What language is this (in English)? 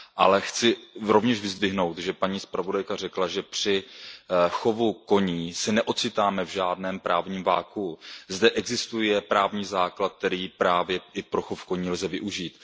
Czech